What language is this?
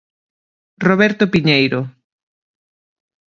Galician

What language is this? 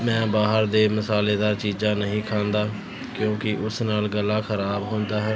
Punjabi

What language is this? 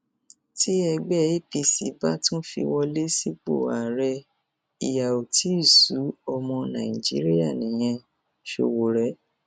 Yoruba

